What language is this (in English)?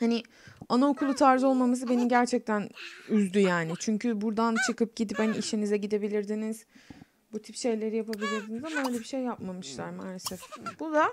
Turkish